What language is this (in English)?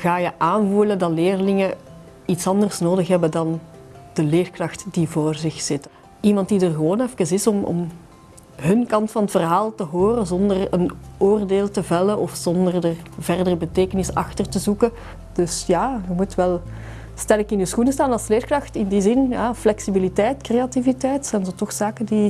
Dutch